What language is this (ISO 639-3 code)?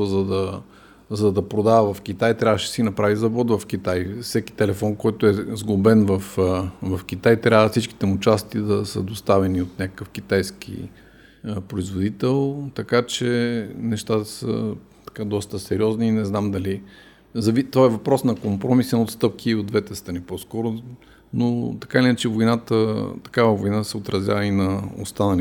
bul